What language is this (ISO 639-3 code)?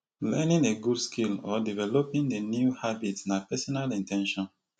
pcm